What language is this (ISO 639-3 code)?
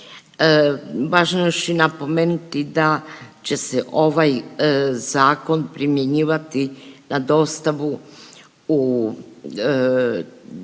hrv